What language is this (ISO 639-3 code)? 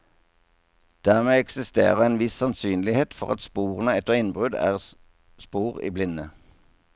nor